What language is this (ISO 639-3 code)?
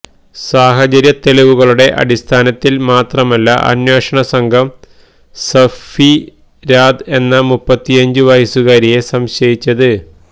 mal